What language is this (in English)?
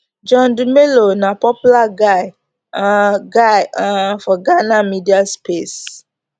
Nigerian Pidgin